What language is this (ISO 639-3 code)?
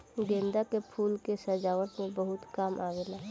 bho